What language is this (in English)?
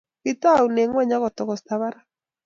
Kalenjin